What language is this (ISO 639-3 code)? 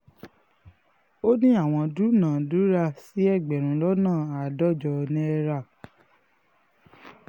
yor